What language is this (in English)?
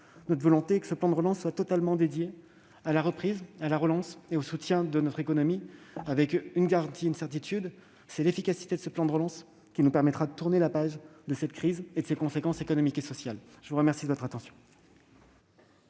French